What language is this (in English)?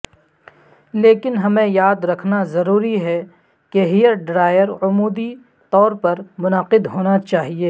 Urdu